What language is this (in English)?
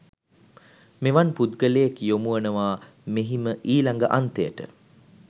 Sinhala